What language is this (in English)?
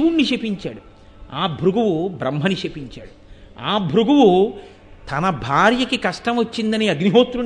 Telugu